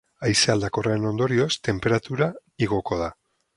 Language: Basque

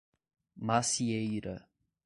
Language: Portuguese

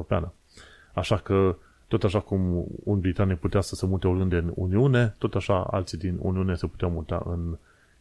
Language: Romanian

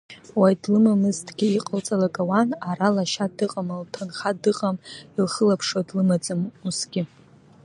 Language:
Abkhazian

